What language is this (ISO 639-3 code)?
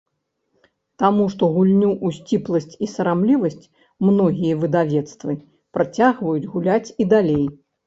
bel